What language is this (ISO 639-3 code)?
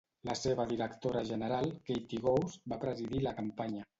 cat